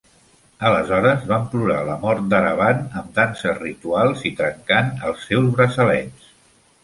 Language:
Catalan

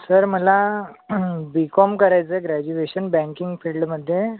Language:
Marathi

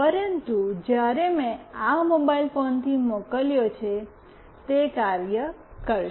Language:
Gujarati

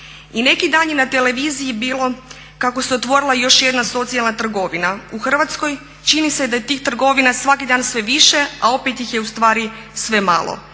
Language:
Croatian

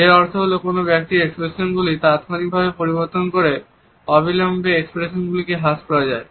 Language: Bangla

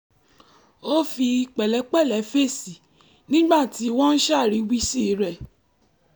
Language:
Yoruba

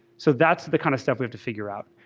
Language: English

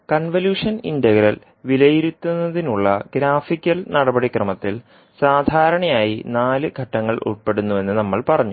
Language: Malayalam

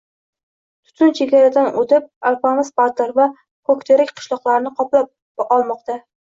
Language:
Uzbek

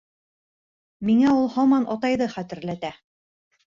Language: Bashkir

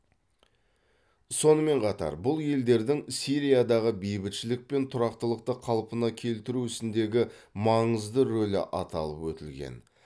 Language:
Kazakh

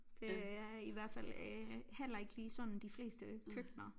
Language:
Danish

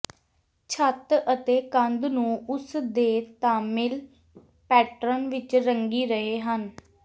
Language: Punjabi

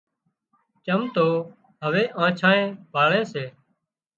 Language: Wadiyara Koli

